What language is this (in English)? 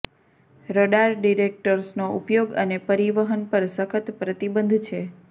Gujarati